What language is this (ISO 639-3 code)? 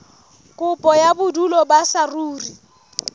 sot